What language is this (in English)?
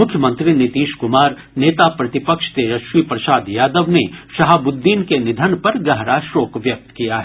Hindi